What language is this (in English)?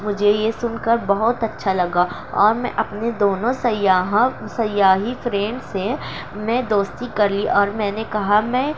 Urdu